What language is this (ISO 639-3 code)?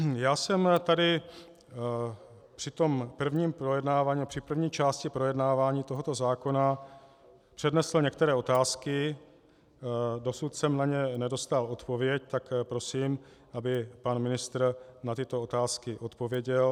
ces